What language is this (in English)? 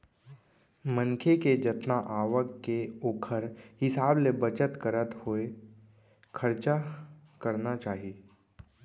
Chhattisgarhi